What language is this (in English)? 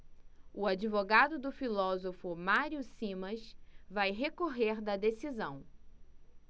Portuguese